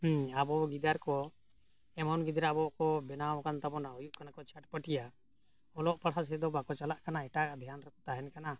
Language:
Santali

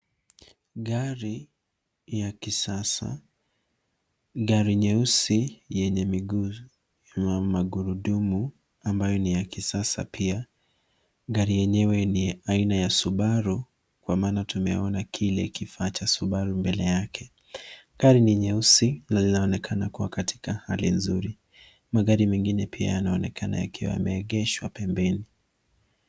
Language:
Swahili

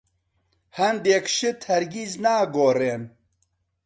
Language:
Central Kurdish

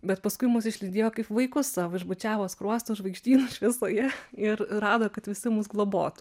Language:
Lithuanian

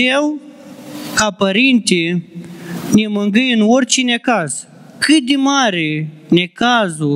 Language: Romanian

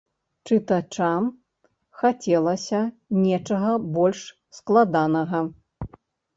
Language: Belarusian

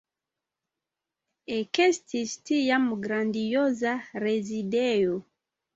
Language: Esperanto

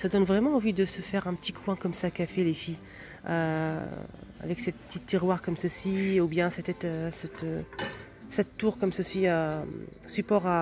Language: French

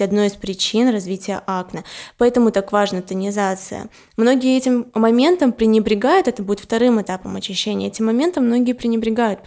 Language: Russian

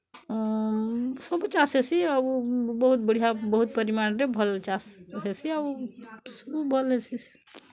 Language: Odia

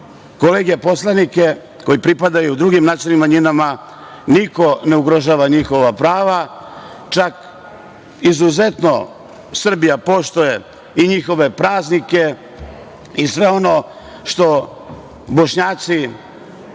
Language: Serbian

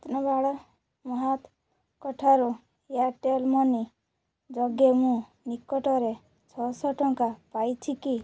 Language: Odia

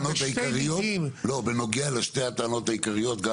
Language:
Hebrew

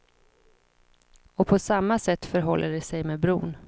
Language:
Swedish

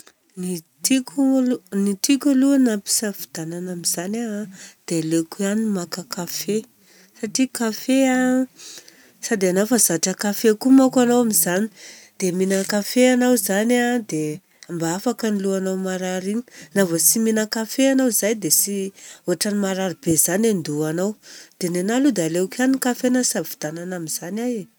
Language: Southern Betsimisaraka Malagasy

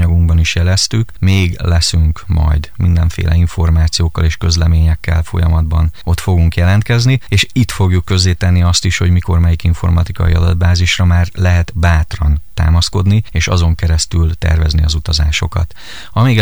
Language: Hungarian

